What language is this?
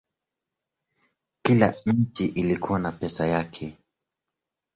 Swahili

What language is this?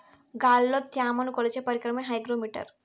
Telugu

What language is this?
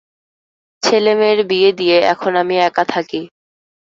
Bangla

